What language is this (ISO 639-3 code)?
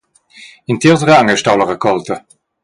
roh